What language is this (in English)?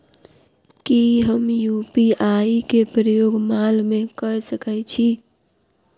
Maithili